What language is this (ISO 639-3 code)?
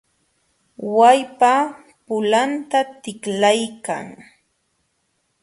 qxw